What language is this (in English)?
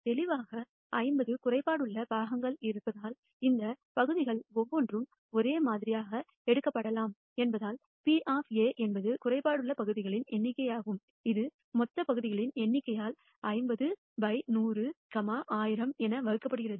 Tamil